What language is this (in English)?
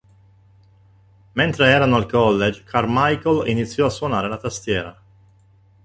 Italian